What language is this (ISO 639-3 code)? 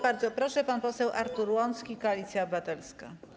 pol